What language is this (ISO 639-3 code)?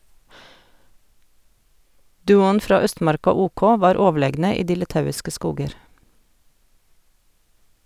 nor